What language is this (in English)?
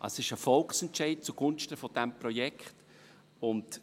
Swiss German